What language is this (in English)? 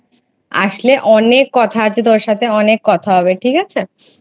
Bangla